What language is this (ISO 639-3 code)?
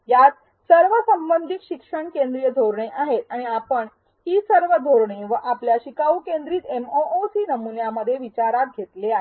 mar